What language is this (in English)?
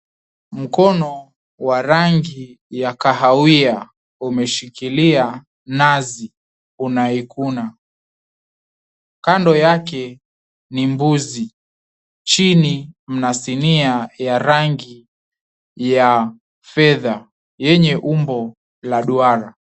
Swahili